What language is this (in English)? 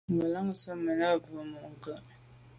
Medumba